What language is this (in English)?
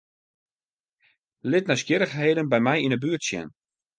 Western Frisian